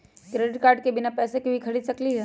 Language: Magahi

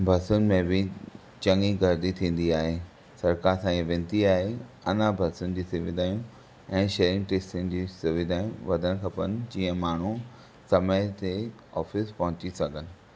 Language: Sindhi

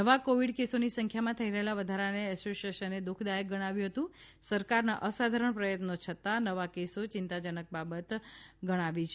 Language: Gujarati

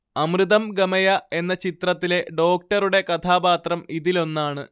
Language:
Malayalam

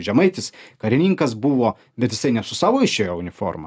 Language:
Lithuanian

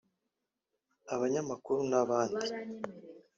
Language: Kinyarwanda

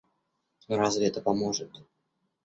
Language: Russian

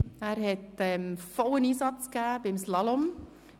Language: Swiss German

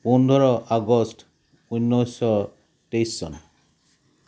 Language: Assamese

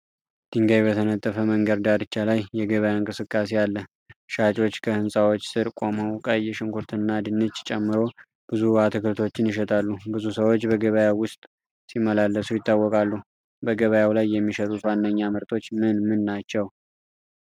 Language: Amharic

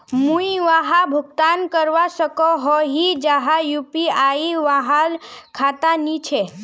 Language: Magahi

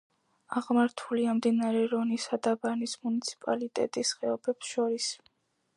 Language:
Georgian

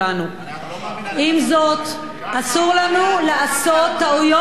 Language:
Hebrew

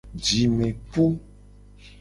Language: Gen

